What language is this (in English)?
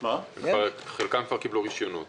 Hebrew